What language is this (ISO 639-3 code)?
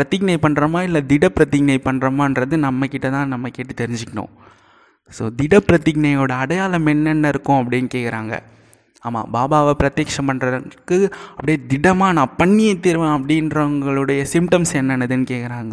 tam